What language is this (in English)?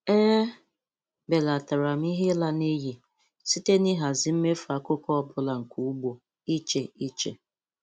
Igbo